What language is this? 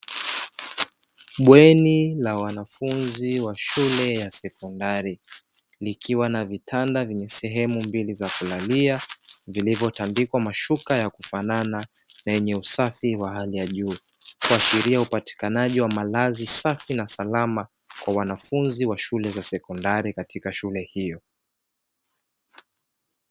Swahili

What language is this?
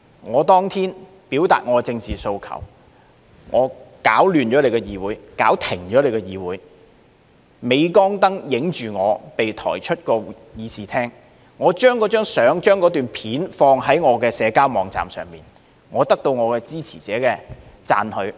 Cantonese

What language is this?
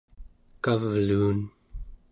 Central Yupik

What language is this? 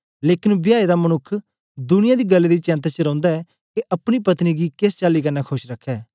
Dogri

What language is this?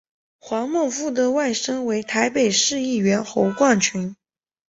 Chinese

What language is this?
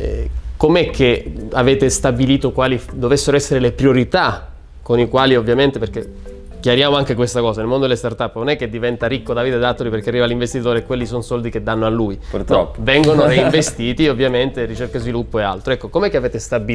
Italian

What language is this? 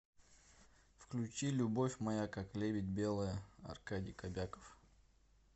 Russian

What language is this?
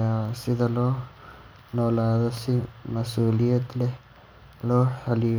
Somali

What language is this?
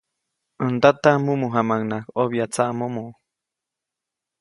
Copainalá Zoque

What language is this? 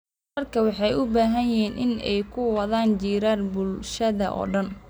Somali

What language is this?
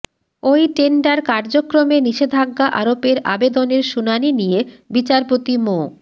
Bangla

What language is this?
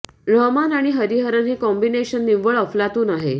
Marathi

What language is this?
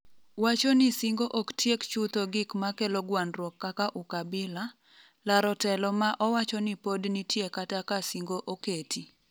Luo (Kenya and Tanzania)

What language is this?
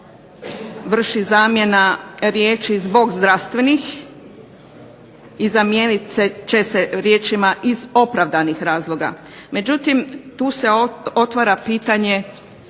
Croatian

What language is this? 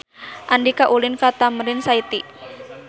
Sundanese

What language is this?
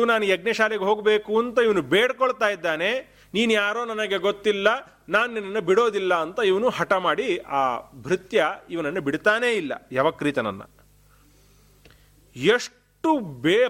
Kannada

